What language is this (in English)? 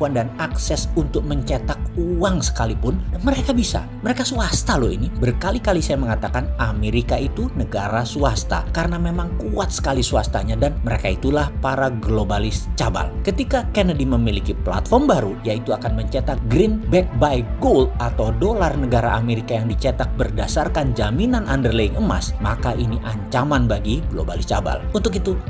Indonesian